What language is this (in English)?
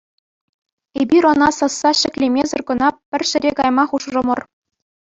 Chuvash